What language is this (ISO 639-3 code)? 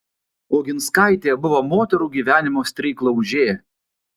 lit